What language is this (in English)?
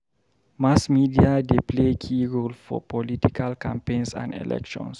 Nigerian Pidgin